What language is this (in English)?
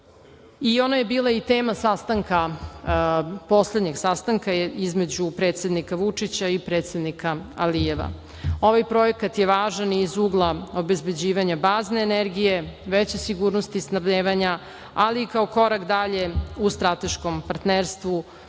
Serbian